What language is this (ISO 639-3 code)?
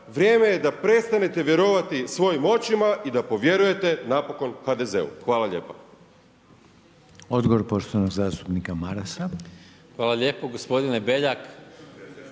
hrv